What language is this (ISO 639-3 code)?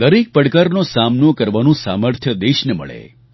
guj